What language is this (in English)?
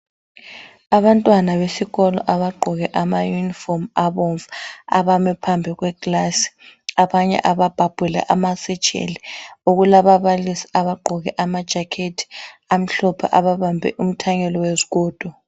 North Ndebele